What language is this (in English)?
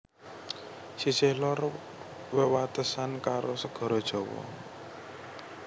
Javanese